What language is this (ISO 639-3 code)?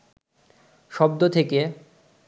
ben